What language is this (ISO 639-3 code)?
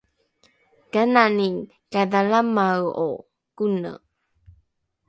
dru